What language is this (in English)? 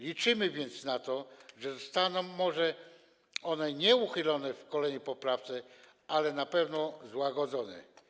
Polish